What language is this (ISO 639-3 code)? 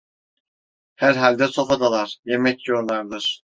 tur